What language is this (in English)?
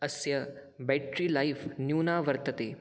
Sanskrit